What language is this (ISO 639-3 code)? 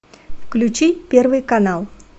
rus